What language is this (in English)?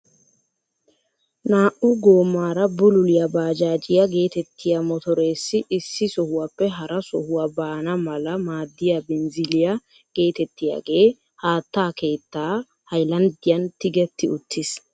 Wolaytta